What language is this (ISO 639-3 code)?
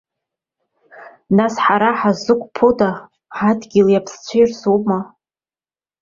abk